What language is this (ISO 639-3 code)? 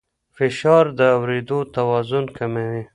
pus